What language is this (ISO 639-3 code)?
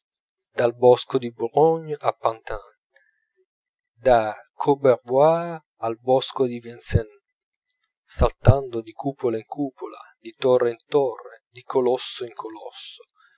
ita